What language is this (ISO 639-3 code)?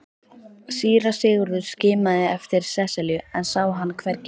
isl